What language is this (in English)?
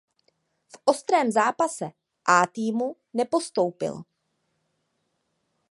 Czech